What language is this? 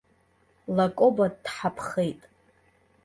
Abkhazian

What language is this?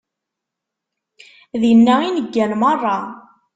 Kabyle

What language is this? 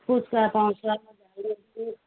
Nepali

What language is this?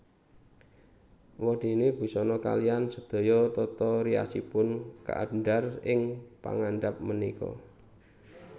Javanese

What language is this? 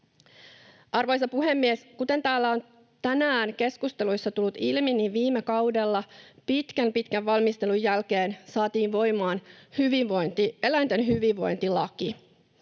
Finnish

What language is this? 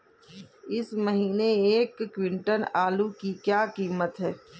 Hindi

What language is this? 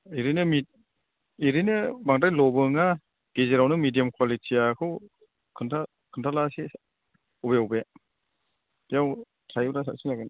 Bodo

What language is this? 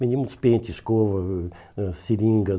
Portuguese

